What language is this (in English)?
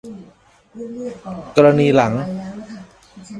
Thai